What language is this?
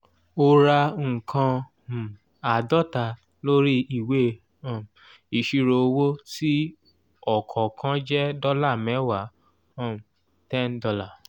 Yoruba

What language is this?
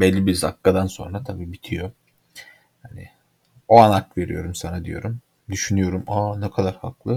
Turkish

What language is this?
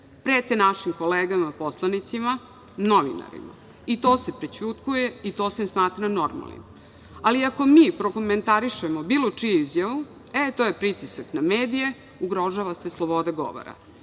Serbian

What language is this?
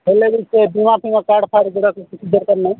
Odia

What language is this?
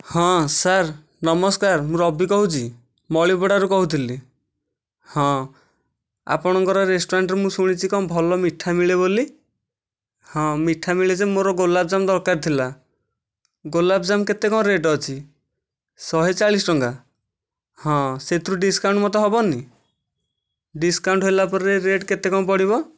Odia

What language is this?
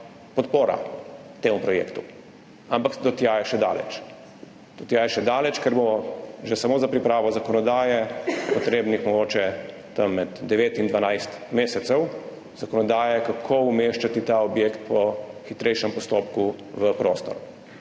Slovenian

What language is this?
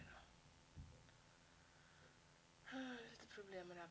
Swedish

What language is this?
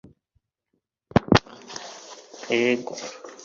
Kinyarwanda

